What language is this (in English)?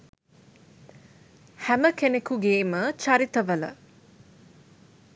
Sinhala